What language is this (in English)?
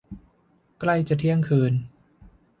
Thai